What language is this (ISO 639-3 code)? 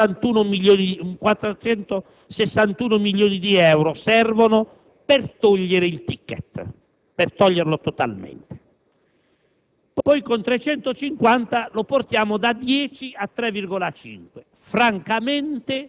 ita